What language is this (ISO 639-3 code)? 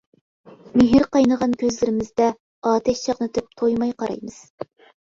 uig